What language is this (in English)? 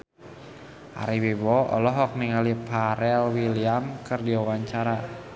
Sundanese